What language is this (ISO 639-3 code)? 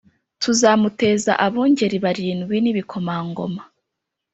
kin